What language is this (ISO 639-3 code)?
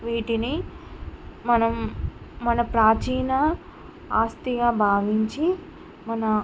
tel